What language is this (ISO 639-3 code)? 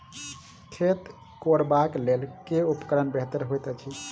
mai